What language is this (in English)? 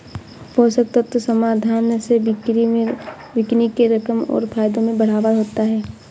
Hindi